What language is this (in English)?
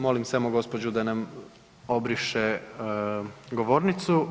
Croatian